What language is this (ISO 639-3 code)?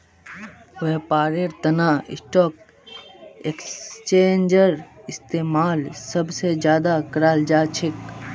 mag